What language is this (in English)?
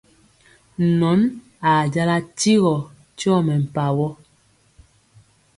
Mpiemo